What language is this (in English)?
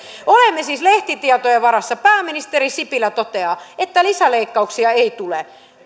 Finnish